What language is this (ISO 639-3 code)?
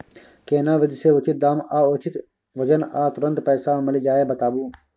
mai